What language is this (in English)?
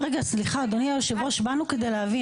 Hebrew